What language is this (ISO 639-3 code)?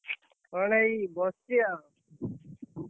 ori